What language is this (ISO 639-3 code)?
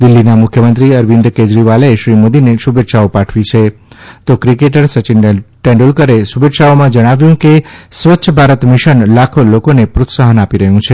guj